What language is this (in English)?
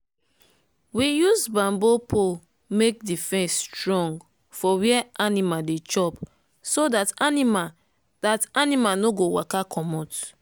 Nigerian Pidgin